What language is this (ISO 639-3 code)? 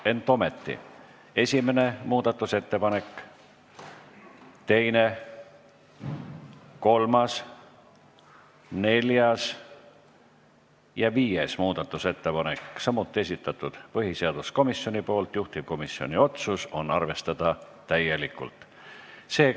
est